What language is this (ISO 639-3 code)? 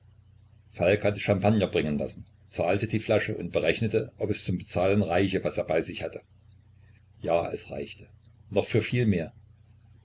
deu